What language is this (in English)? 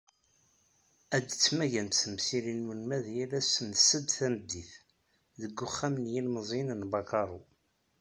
Kabyle